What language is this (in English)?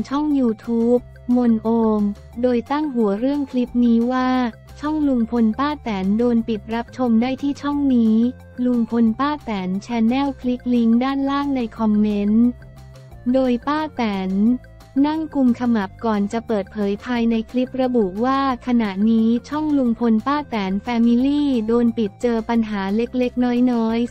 Thai